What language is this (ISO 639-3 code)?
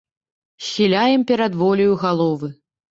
bel